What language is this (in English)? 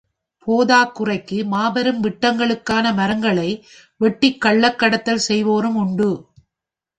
Tamil